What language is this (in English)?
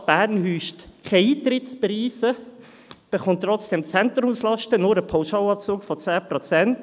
Swiss German